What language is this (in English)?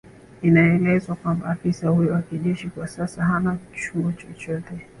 Swahili